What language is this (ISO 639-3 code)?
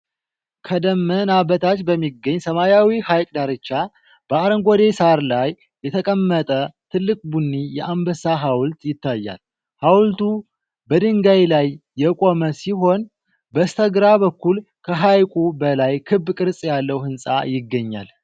amh